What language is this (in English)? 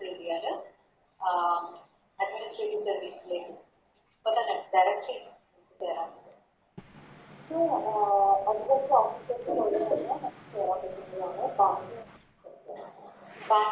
Malayalam